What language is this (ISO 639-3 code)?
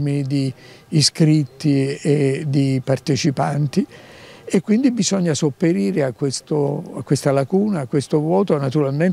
ita